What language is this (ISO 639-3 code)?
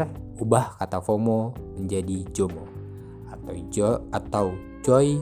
ind